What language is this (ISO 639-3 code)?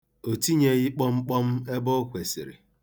ibo